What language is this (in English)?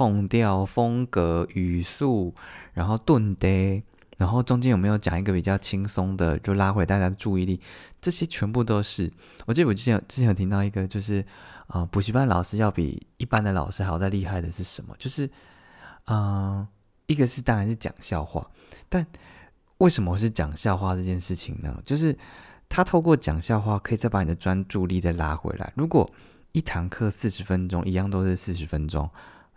Chinese